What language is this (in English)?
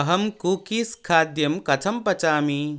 Sanskrit